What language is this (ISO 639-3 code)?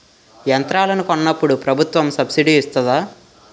tel